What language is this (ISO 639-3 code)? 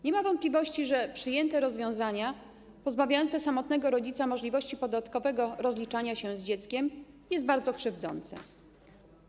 pol